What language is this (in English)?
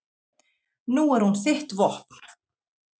Icelandic